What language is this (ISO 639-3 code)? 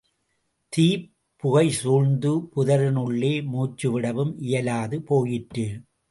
tam